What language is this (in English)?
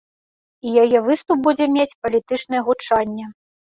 Belarusian